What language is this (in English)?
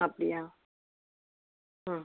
Tamil